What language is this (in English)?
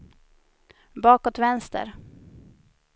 Swedish